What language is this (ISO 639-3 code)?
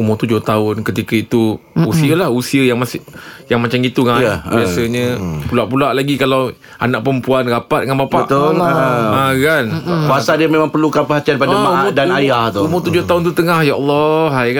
msa